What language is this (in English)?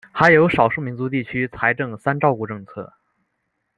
Chinese